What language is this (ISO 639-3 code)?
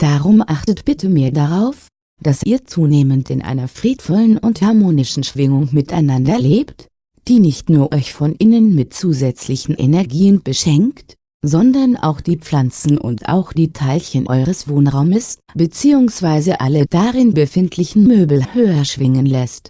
deu